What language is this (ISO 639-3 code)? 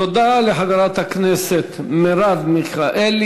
heb